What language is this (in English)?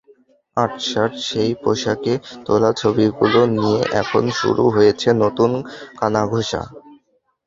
Bangla